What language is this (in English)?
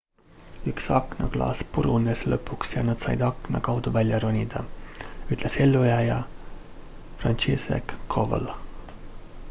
Estonian